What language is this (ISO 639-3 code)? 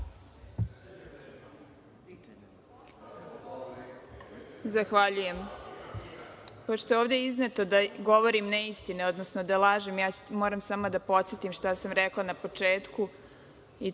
srp